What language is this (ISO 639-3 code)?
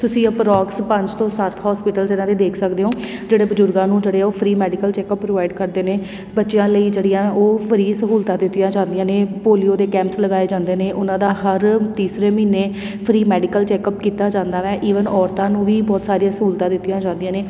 pan